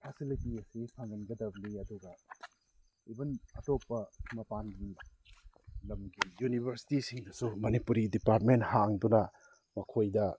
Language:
Manipuri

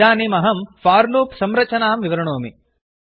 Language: Sanskrit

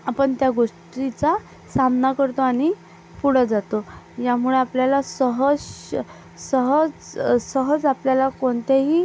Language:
Marathi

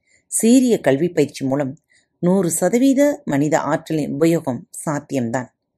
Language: Tamil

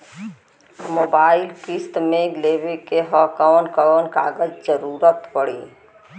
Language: Bhojpuri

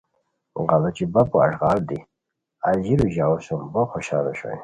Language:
Khowar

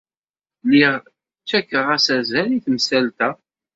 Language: Kabyle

